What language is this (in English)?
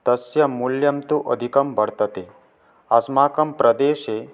Sanskrit